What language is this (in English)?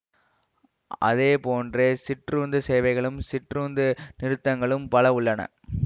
Tamil